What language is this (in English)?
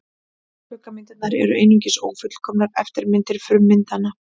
Icelandic